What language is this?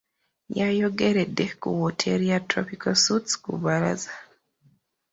Ganda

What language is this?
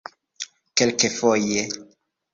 Esperanto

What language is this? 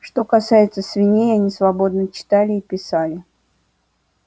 Russian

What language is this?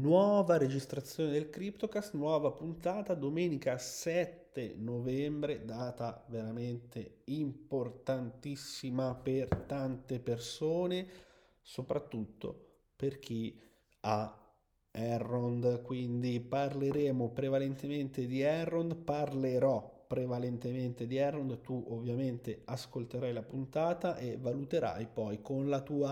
Italian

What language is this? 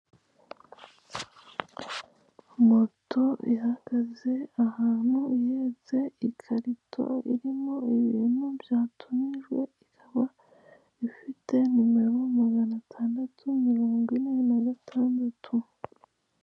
Kinyarwanda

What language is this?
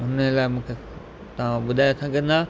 Sindhi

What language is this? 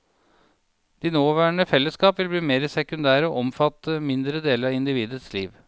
Norwegian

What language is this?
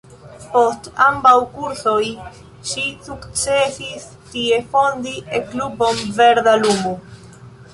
Esperanto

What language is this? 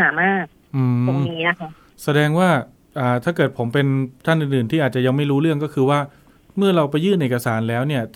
Thai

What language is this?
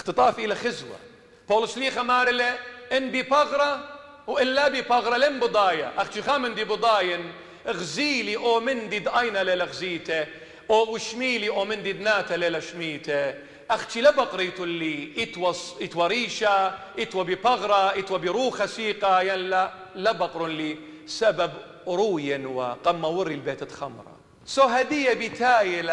Arabic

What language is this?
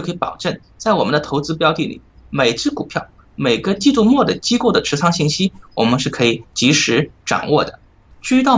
Chinese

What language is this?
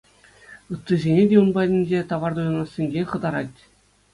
Chuvash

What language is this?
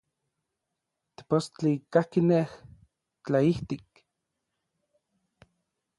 Orizaba Nahuatl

